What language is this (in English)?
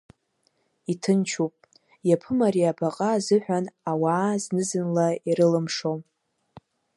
Abkhazian